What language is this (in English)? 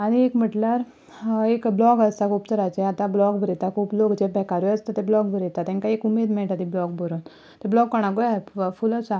Konkani